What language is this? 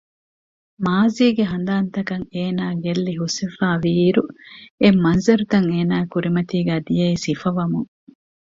Divehi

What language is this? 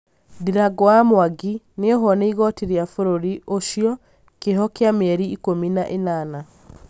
Kikuyu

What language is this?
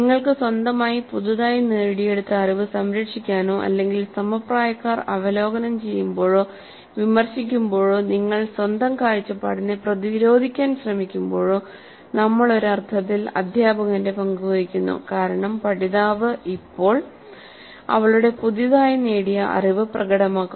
Malayalam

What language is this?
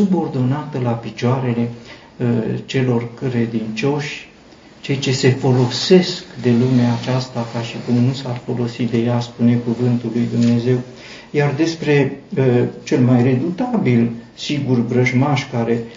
Romanian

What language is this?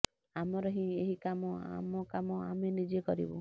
Odia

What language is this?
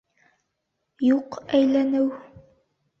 Bashkir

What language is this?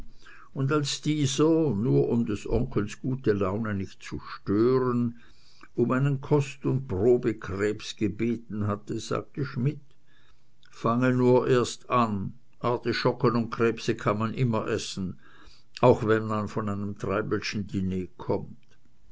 German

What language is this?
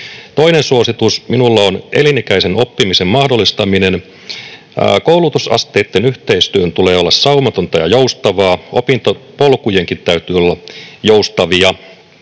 Finnish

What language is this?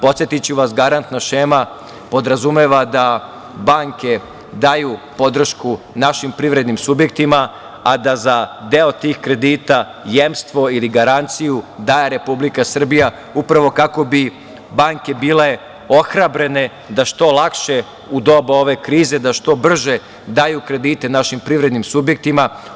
Serbian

